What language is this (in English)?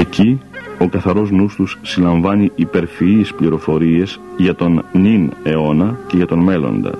Greek